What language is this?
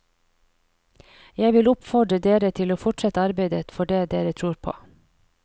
Norwegian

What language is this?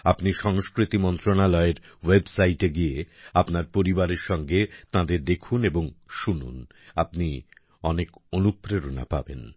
Bangla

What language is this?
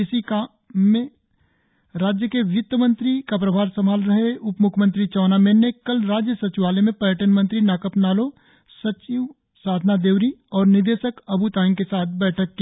Hindi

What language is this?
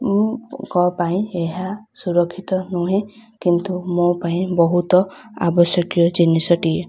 Odia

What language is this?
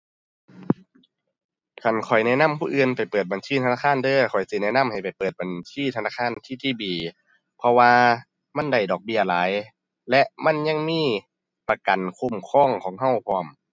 Thai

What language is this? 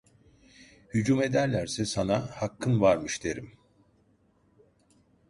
Turkish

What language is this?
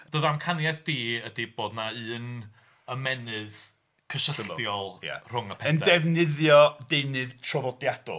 Welsh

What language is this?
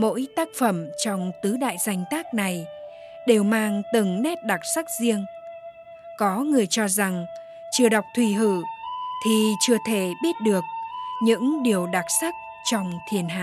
Vietnamese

